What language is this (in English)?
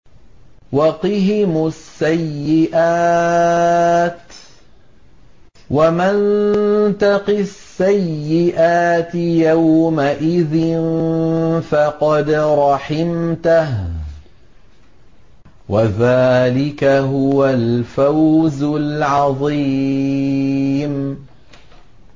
Arabic